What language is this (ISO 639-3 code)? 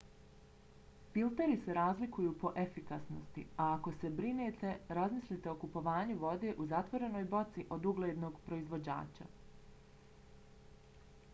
bos